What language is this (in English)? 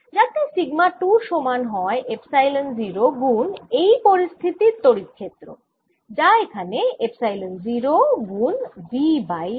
Bangla